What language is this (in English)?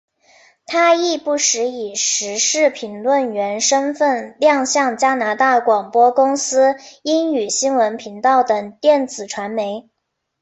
Chinese